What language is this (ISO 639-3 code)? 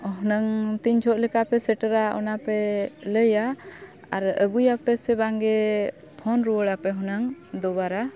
sat